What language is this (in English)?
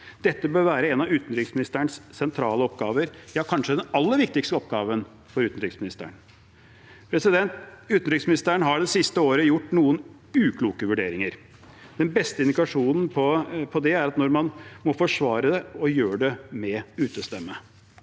Norwegian